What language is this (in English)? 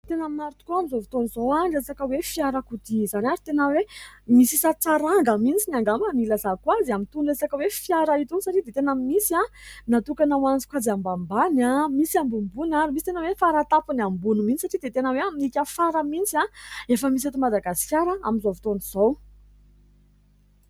Malagasy